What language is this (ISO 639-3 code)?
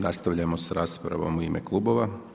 hrv